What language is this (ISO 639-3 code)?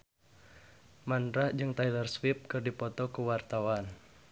sun